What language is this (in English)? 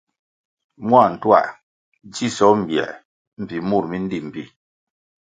Kwasio